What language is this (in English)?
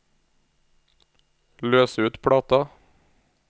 Norwegian